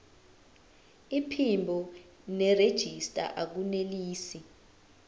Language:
Zulu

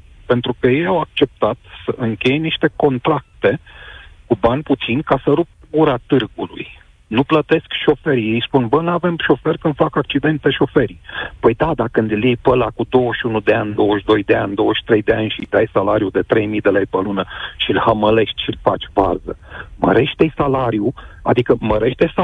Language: Romanian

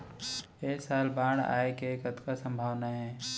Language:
Chhattisgarhi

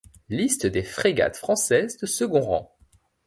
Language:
French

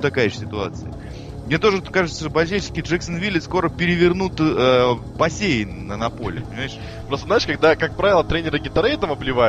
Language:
Russian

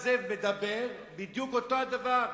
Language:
Hebrew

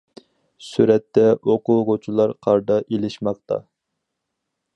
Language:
Uyghur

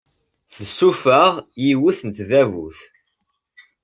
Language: Kabyle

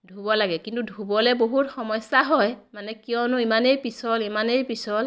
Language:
Assamese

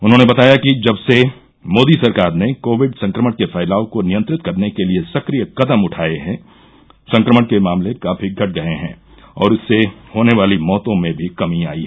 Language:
Hindi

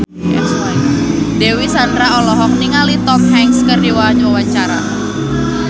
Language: Sundanese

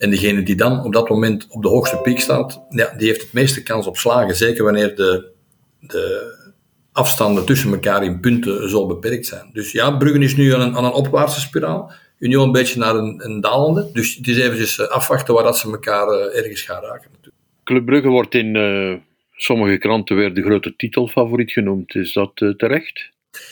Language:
Dutch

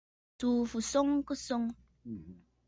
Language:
Bafut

